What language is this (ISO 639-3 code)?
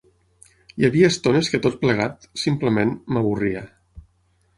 cat